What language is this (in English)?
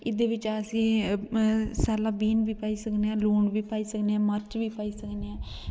Dogri